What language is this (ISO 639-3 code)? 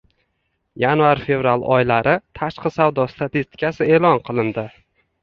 uzb